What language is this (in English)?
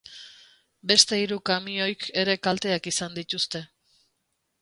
Basque